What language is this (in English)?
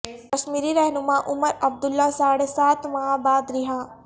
Urdu